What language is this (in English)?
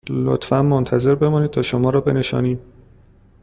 Persian